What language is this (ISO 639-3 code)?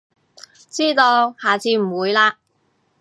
yue